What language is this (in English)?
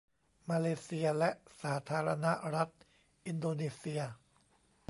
Thai